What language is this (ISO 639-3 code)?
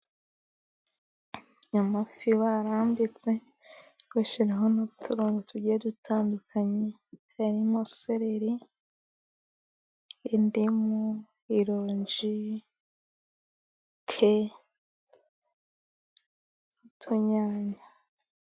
kin